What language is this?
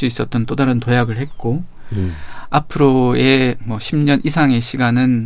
Korean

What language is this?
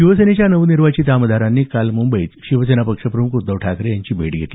Marathi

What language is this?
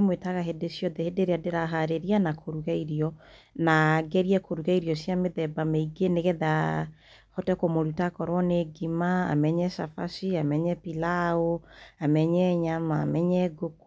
Kikuyu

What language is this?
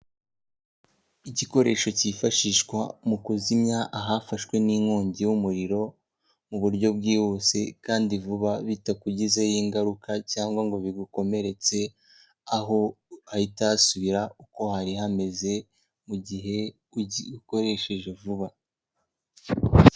Kinyarwanda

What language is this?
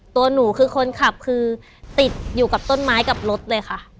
Thai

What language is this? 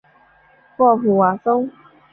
Chinese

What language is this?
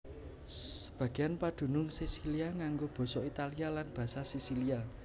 Javanese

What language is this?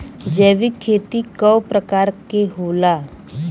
Bhojpuri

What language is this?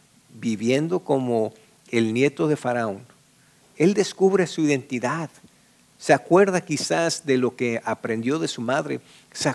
Spanish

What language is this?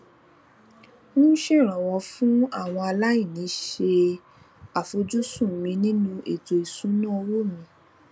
Yoruba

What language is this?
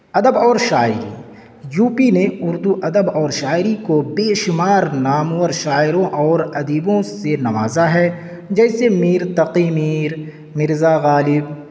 Urdu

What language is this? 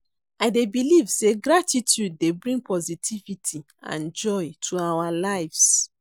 Nigerian Pidgin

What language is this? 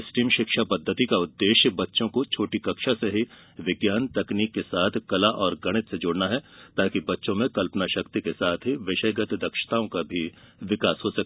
Hindi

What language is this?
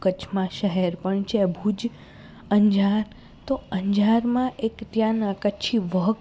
Gujarati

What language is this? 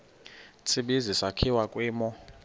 Xhosa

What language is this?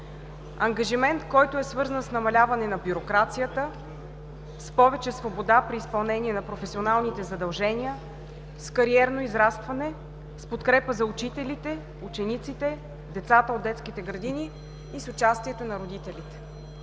Bulgarian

